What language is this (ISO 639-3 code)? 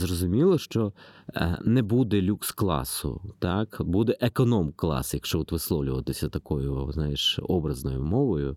ukr